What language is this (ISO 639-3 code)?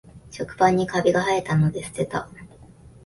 jpn